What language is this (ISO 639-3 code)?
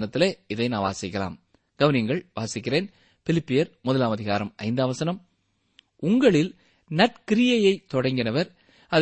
tam